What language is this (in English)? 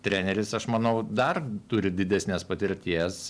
Lithuanian